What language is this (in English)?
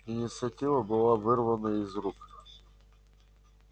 Russian